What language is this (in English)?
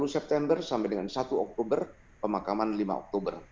Indonesian